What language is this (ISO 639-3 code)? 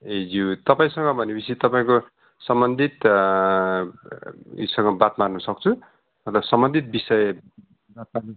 nep